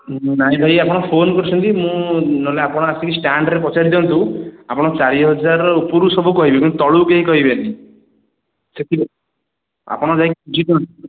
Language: Odia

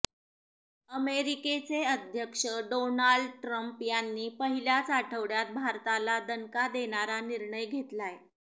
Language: Marathi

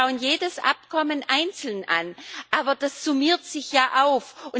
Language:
German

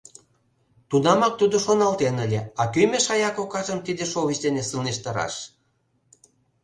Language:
Mari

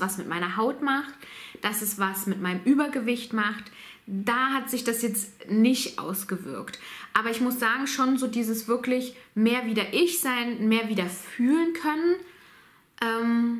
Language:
German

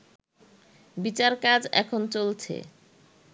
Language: Bangla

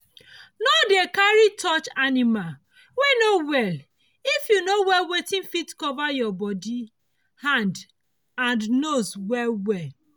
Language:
Nigerian Pidgin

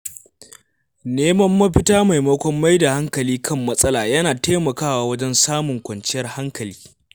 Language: Hausa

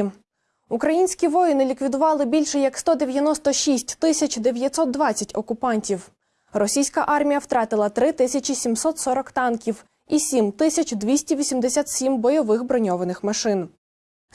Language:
Ukrainian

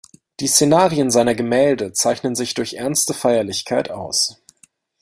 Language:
German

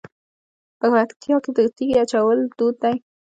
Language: Pashto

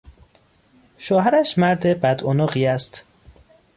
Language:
Persian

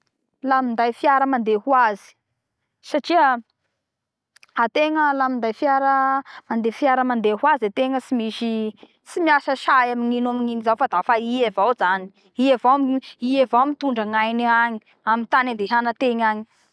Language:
Bara Malagasy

